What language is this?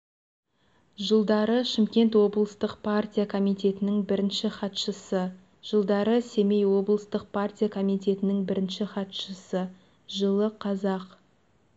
Kazakh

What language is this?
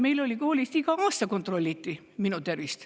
Estonian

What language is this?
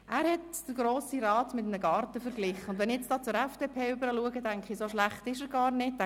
Swiss German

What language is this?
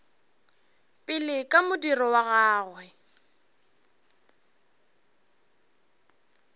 Northern Sotho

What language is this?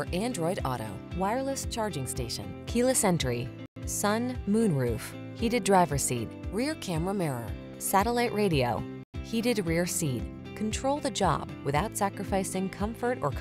English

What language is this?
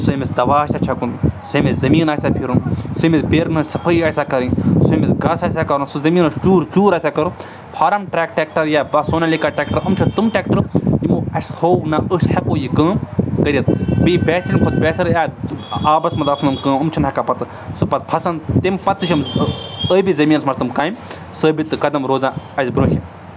Kashmiri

